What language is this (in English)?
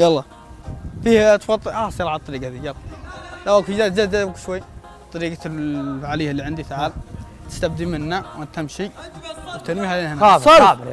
Arabic